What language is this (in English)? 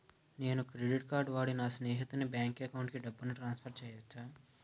Telugu